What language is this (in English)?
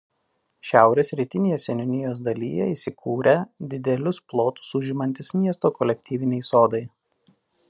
Lithuanian